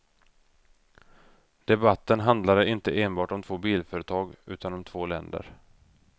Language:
Swedish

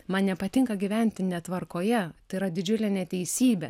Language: Lithuanian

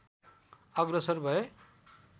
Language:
Nepali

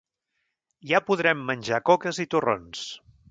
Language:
Catalan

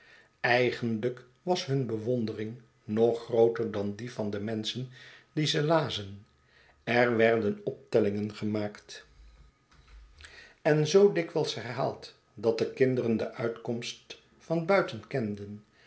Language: Dutch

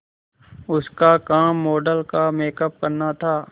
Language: Hindi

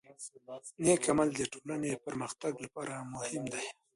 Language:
Pashto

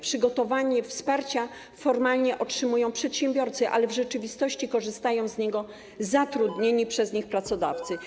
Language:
Polish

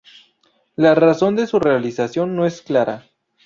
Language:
Spanish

